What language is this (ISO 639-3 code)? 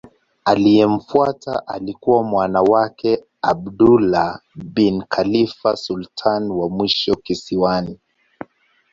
swa